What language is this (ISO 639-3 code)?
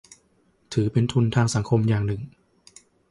tha